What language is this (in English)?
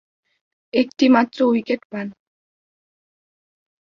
Bangla